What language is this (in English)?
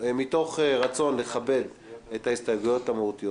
Hebrew